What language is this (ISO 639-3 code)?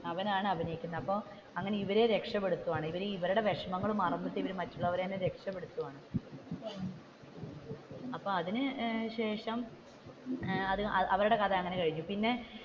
mal